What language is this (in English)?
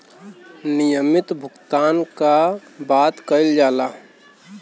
Bhojpuri